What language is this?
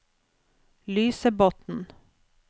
Norwegian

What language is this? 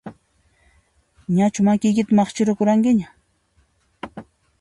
Puno Quechua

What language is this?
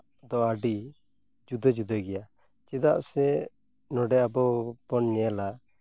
Santali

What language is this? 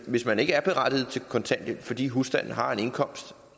Danish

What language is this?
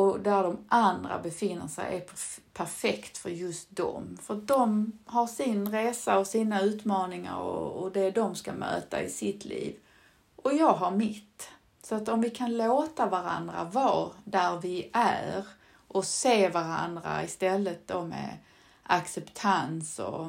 Swedish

